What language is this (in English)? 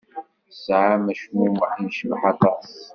Kabyle